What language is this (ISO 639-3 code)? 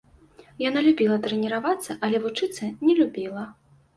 bel